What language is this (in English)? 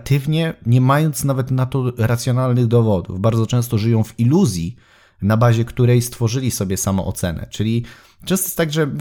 Polish